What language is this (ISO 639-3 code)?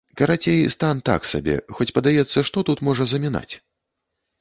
bel